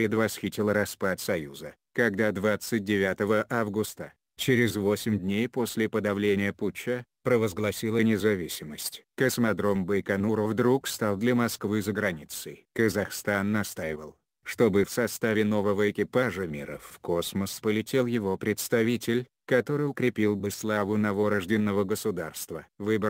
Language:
Russian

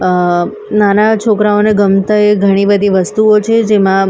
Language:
Gujarati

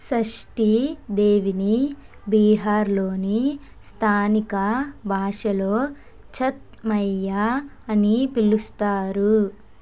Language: Telugu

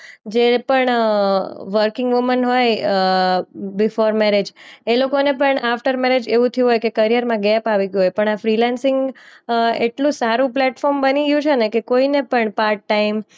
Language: Gujarati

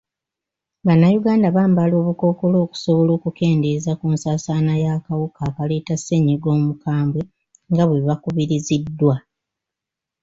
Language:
Ganda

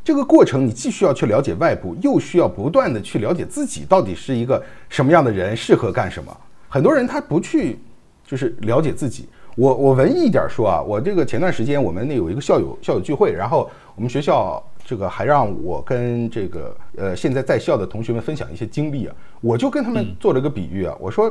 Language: Chinese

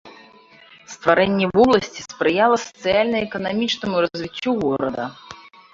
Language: Belarusian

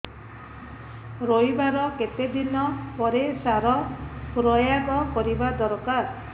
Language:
Odia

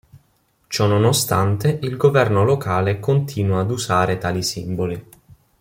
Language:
Italian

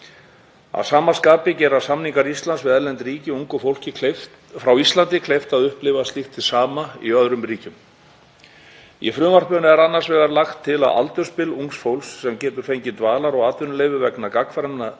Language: Icelandic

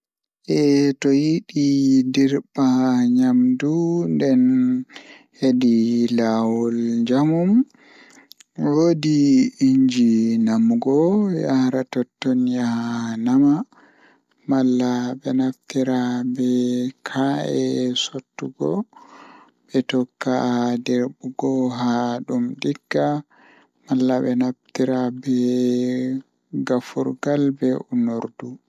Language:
Fula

